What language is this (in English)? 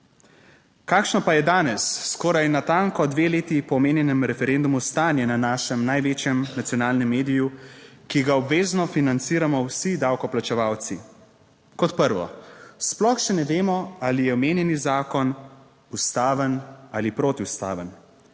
Slovenian